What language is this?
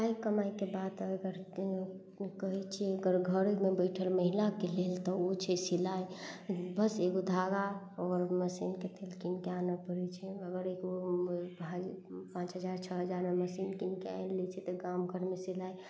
Maithili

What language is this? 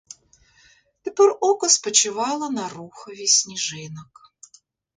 Ukrainian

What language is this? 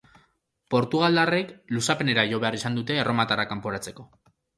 Basque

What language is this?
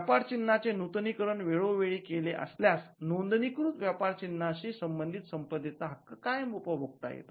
Marathi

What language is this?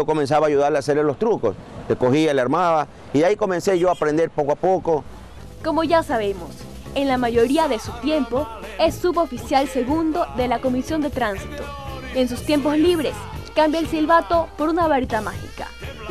Spanish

